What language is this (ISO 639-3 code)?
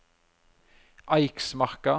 nor